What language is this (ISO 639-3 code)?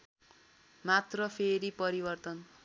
nep